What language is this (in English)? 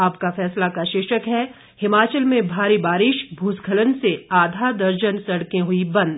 Hindi